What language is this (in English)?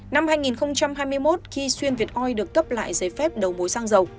Vietnamese